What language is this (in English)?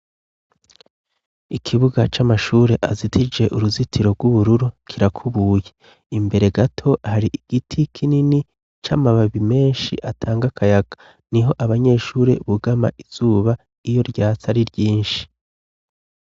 Rundi